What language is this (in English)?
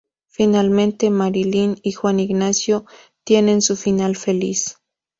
Spanish